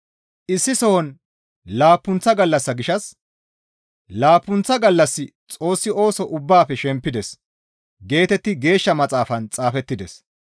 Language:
Gamo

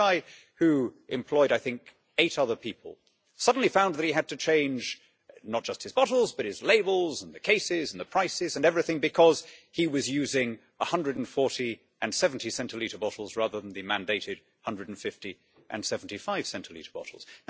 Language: English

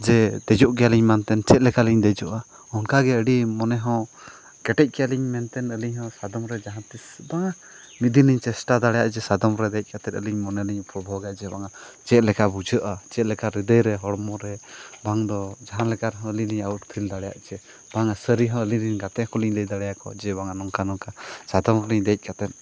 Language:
Santali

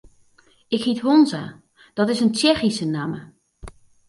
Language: Western Frisian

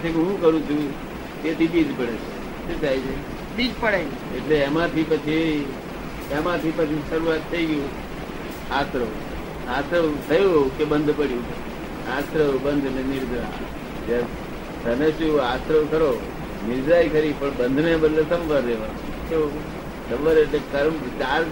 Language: Gujarati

